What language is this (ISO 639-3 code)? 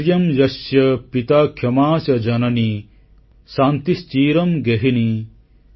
ori